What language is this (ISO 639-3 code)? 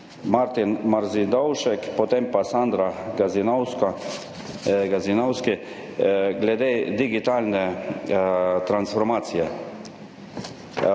slv